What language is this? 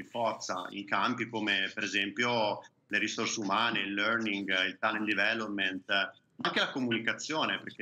Italian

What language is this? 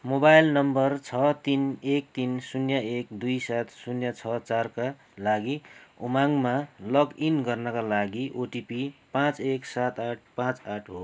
Nepali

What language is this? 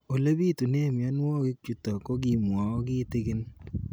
Kalenjin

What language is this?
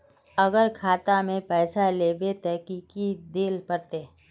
Magahi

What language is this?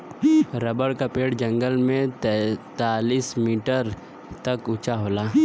Bhojpuri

